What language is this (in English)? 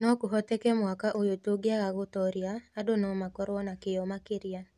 Kikuyu